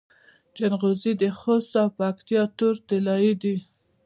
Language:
Pashto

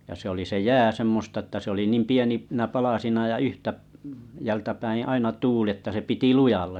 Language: Finnish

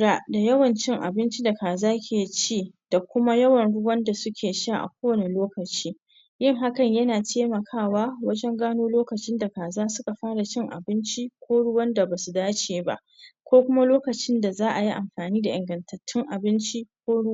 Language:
Hausa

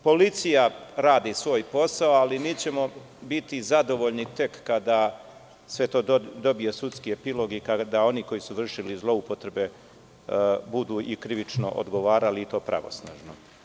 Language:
Serbian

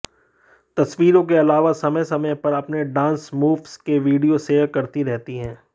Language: Hindi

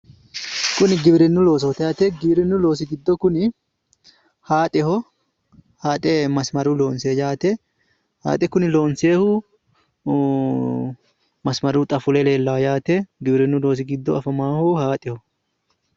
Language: Sidamo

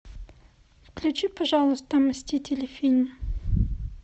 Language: Russian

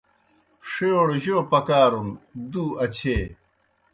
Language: Kohistani Shina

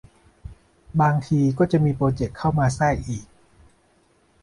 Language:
Thai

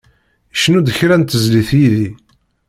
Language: Kabyle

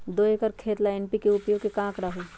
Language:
Magahi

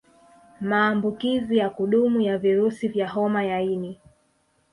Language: Swahili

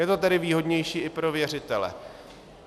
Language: Czech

